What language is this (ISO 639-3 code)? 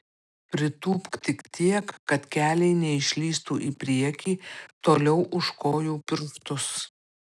lit